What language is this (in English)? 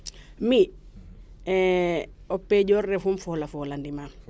Serer